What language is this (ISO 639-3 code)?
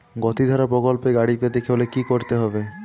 ben